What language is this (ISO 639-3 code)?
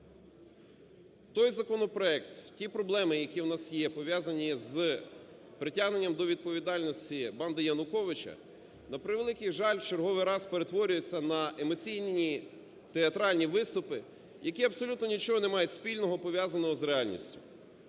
ukr